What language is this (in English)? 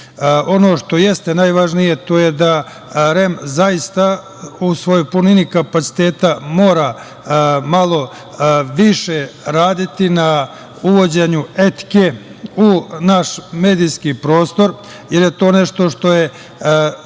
Serbian